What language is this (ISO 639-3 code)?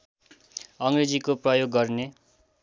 nep